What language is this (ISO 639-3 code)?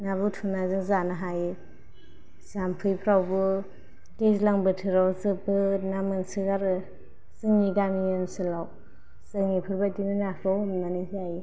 brx